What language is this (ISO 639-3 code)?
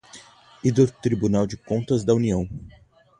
por